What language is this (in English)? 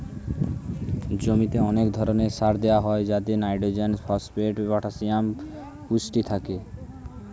Bangla